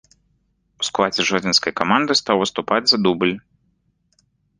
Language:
Belarusian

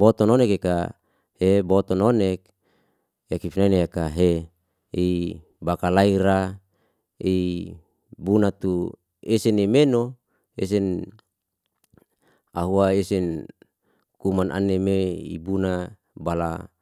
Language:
Liana-Seti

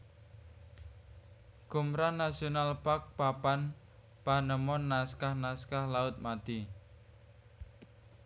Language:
Javanese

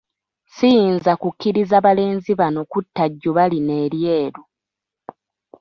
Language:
Ganda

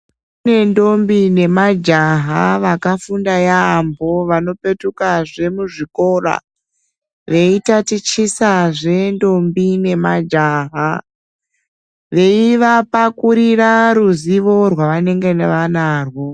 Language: Ndau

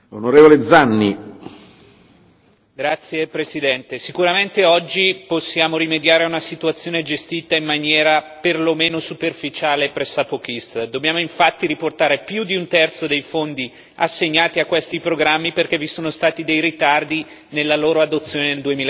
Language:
Italian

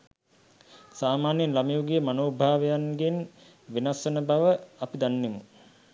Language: Sinhala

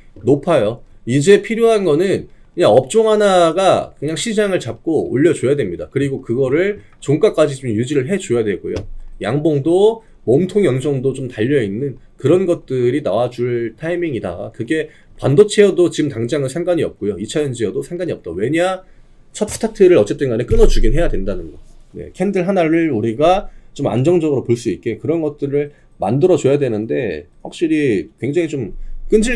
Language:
Korean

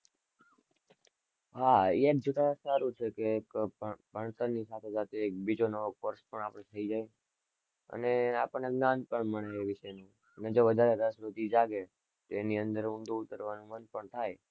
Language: Gujarati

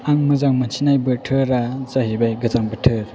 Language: Bodo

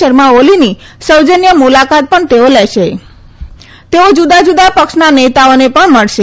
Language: Gujarati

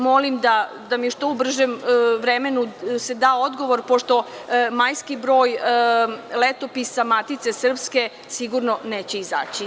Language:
Serbian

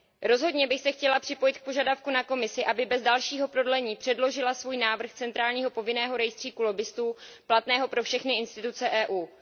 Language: Czech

